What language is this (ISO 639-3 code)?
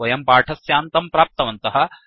san